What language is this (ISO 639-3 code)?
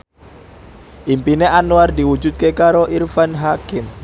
jav